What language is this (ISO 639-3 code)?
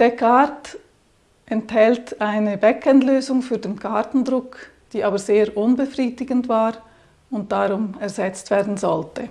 deu